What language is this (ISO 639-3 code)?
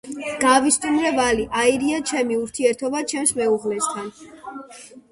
kat